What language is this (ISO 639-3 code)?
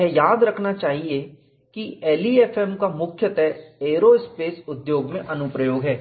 hin